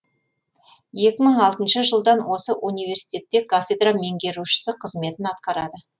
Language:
Kazakh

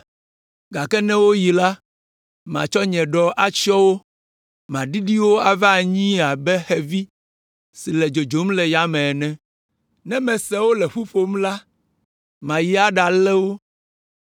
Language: Ewe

